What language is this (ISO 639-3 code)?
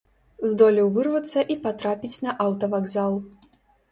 bel